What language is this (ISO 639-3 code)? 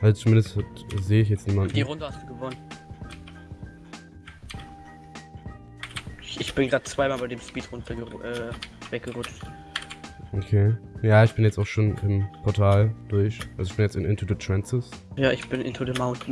deu